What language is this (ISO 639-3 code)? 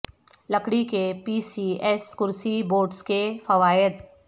urd